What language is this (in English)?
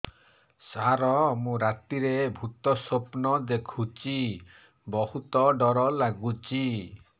Odia